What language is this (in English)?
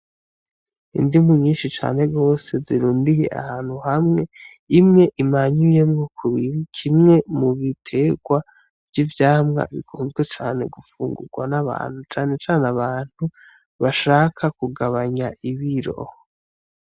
Rundi